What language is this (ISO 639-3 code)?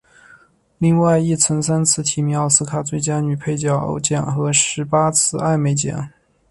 zho